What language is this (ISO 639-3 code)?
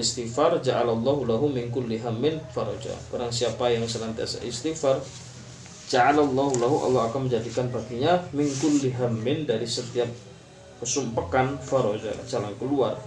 msa